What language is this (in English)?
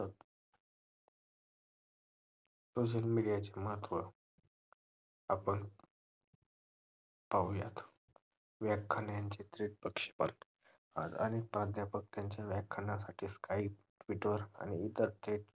Marathi